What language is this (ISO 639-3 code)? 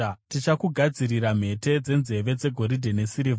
sna